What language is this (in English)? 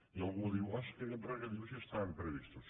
Catalan